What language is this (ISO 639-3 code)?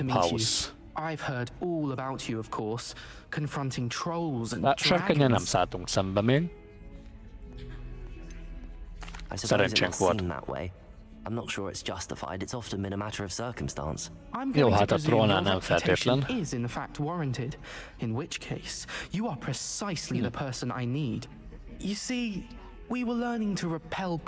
hun